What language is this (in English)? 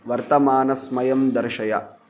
Sanskrit